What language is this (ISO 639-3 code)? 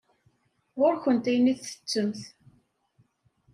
kab